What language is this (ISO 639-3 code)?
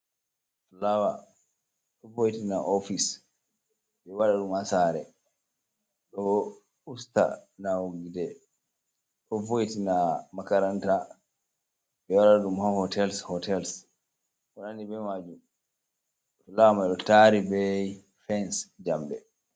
ful